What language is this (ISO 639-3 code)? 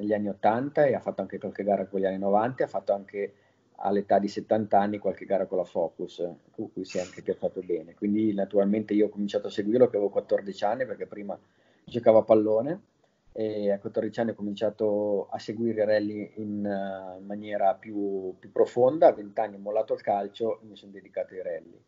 ita